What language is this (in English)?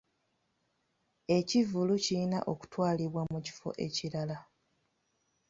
Ganda